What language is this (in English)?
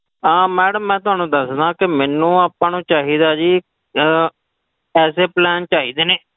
Punjabi